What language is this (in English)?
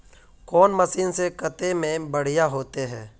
Magahi